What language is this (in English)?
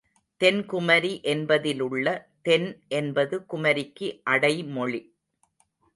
Tamil